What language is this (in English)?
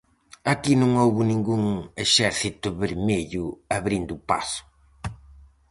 Galician